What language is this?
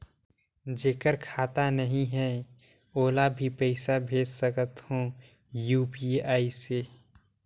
Chhattisgarhi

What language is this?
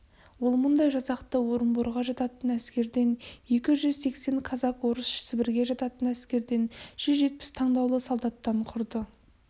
Kazakh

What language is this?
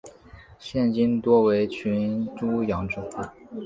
Chinese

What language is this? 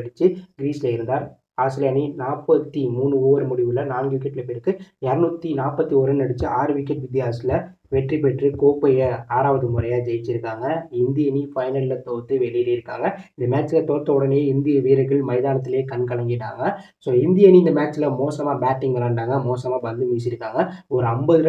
Turkish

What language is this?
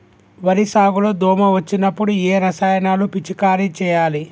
Telugu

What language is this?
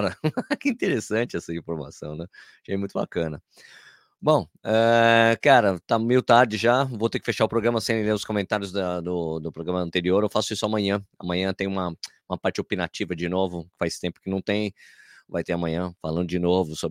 Portuguese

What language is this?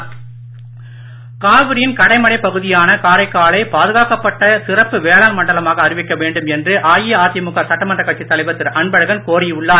Tamil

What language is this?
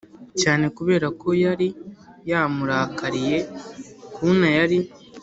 Kinyarwanda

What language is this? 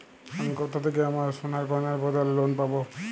Bangla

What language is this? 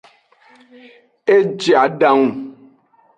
Aja (Benin)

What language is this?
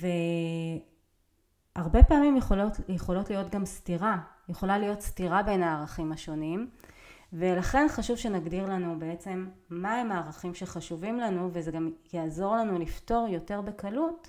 Hebrew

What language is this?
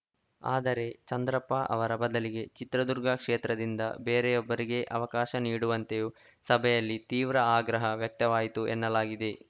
Kannada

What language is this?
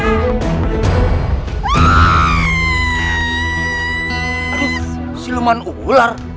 Indonesian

